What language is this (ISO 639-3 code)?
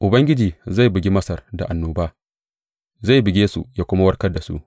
hau